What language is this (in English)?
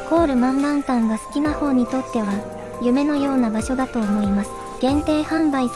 Japanese